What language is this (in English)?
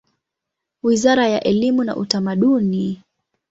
Swahili